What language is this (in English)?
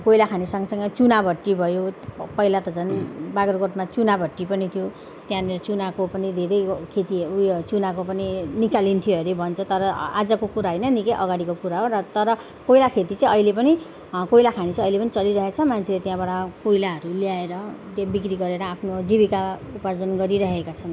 Nepali